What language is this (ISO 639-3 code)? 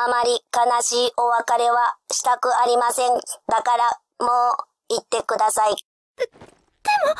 jpn